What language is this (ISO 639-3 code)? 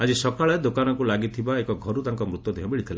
ori